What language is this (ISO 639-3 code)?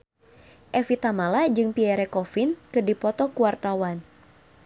sun